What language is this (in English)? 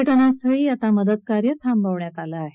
Marathi